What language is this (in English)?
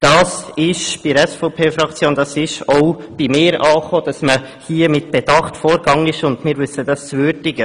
Swiss German